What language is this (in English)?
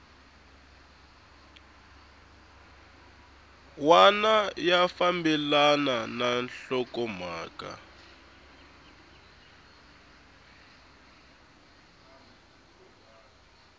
Tsonga